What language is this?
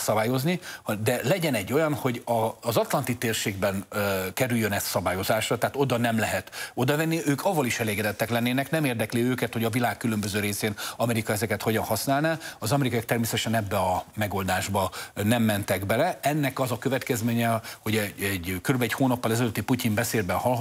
Hungarian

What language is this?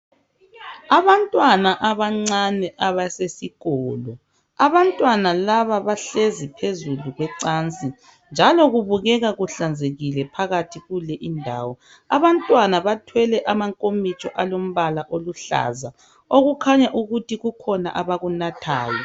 North Ndebele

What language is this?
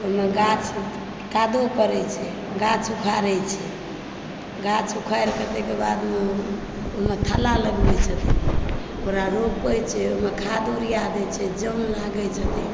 Maithili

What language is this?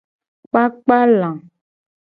Gen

